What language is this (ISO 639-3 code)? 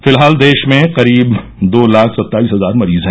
hin